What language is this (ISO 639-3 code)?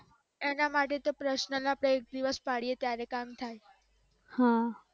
guj